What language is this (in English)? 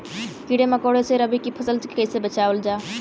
Bhojpuri